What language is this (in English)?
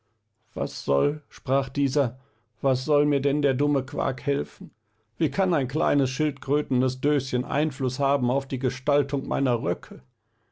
German